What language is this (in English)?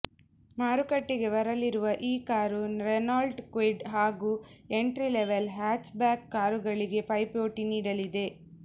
Kannada